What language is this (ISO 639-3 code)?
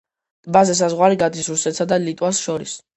kat